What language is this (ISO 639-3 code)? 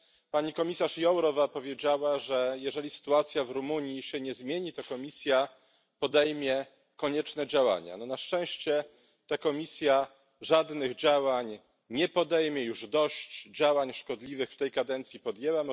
pol